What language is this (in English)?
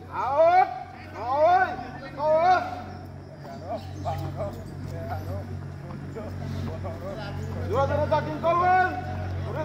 Bangla